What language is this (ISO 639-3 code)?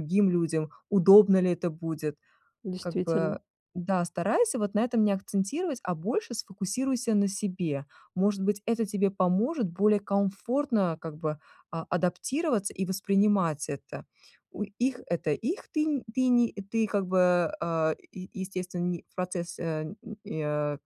rus